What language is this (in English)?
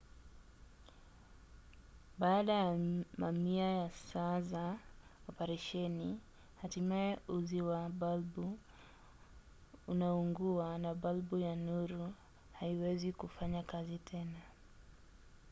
Swahili